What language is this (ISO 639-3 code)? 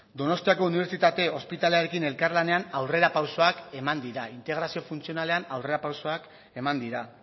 eus